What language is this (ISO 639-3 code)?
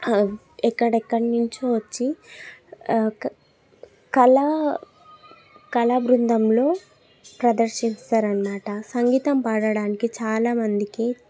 tel